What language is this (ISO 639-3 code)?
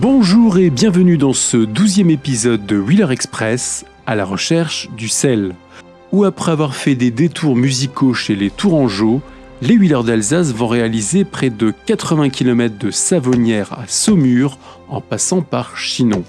fra